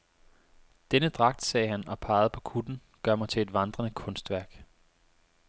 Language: Danish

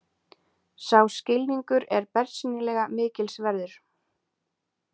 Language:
Icelandic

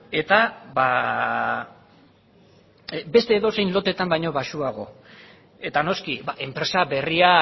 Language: Basque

